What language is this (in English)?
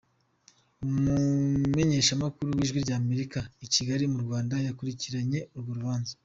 Kinyarwanda